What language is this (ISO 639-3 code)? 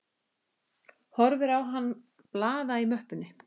isl